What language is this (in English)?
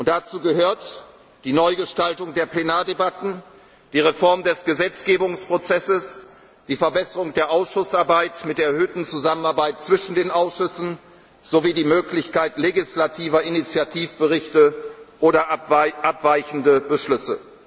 German